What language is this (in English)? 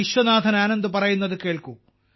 Malayalam